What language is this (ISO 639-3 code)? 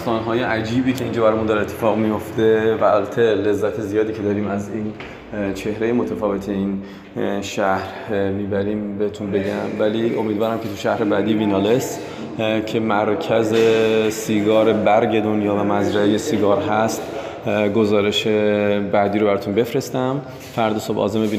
fas